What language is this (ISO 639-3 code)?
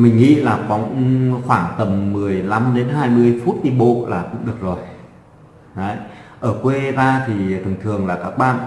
vie